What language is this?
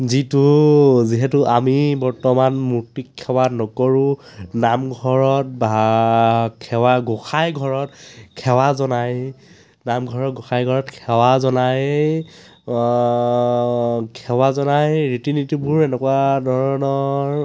Assamese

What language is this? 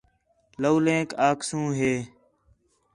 Khetrani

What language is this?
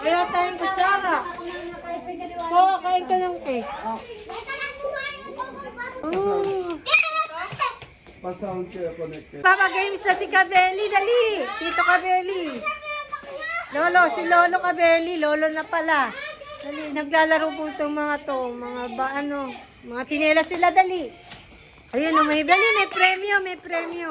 Filipino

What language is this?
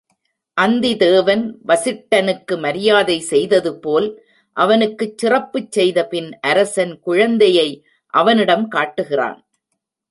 Tamil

